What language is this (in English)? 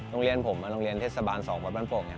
Thai